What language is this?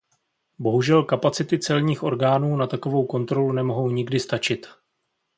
Czech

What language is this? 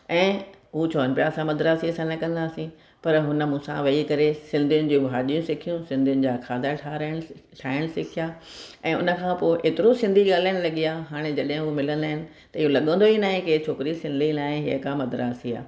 Sindhi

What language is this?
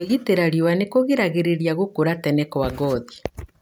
Kikuyu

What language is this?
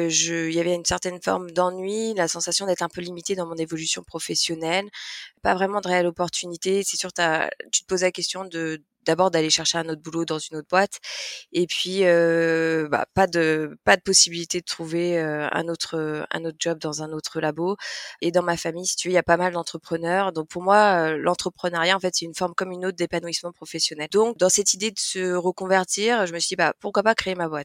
French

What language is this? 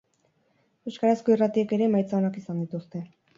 Basque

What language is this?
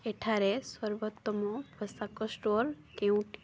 Odia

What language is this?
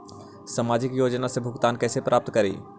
Magahi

